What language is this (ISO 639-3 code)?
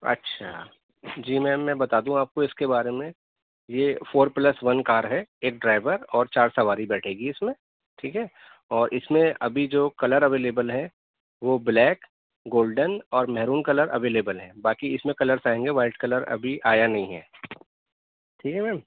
urd